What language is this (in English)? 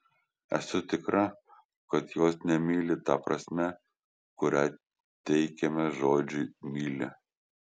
Lithuanian